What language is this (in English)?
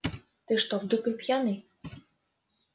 Russian